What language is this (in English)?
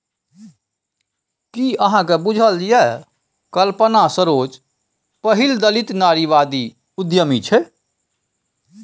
Maithili